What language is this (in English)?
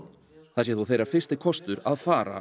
Icelandic